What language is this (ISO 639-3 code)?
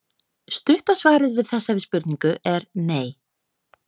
isl